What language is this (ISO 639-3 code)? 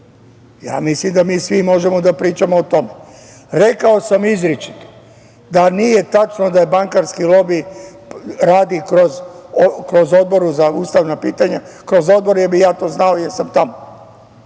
srp